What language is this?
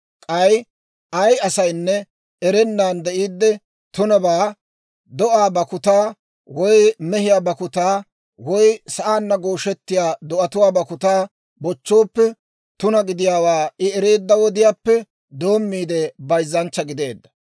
Dawro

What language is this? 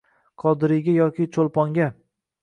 Uzbek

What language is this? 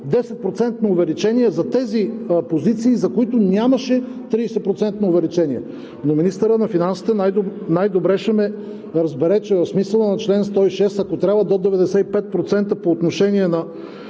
Bulgarian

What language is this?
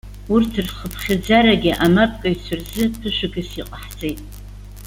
Abkhazian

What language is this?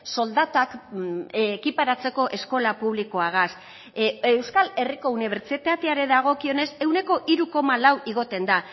Basque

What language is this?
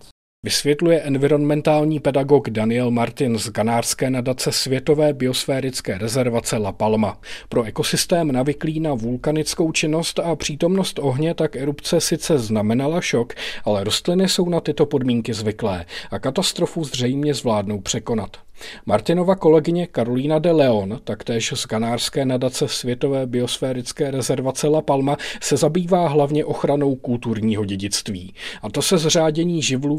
Czech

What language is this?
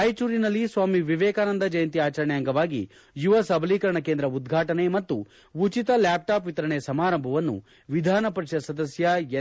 Kannada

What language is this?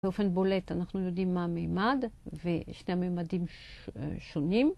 Hebrew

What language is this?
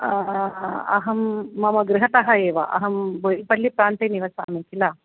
Sanskrit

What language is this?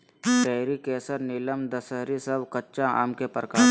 Magahi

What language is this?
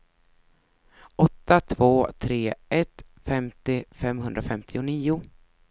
Swedish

